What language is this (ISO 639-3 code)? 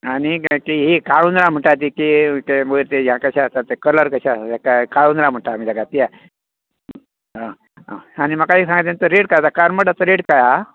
kok